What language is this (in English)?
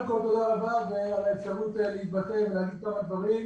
Hebrew